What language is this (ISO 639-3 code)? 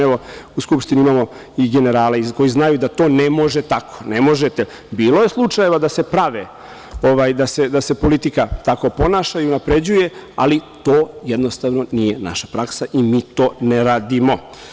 srp